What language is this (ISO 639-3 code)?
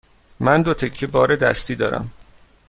fas